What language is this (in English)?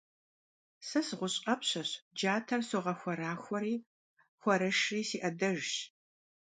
Kabardian